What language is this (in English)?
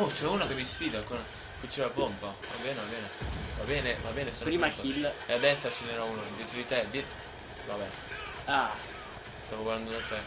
Italian